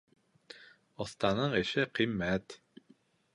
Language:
Bashkir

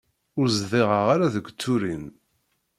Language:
Kabyle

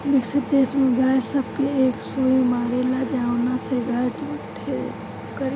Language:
Bhojpuri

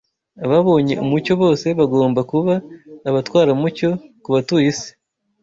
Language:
Kinyarwanda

